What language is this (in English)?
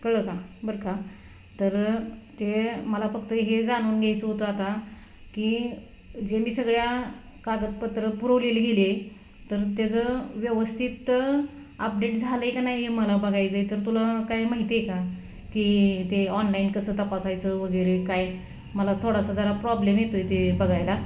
Marathi